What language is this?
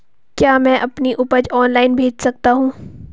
Hindi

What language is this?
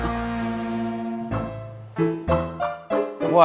Indonesian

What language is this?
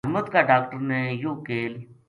Gujari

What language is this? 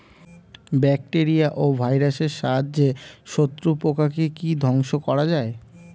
Bangla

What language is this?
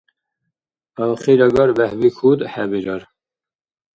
Dargwa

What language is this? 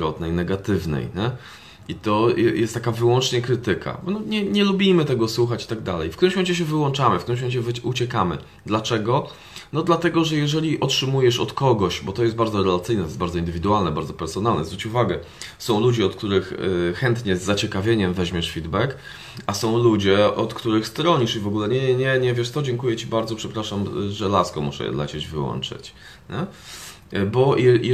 Polish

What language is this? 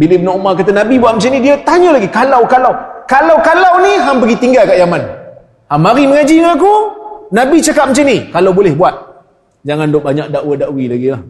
Malay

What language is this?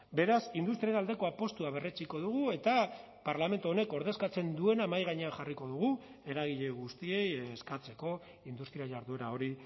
Basque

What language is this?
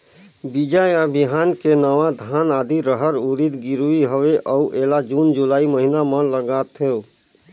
Chhattisgarhi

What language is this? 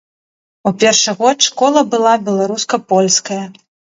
Belarusian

